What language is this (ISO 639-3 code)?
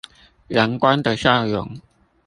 zho